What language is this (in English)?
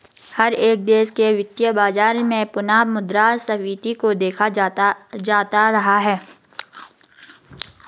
Hindi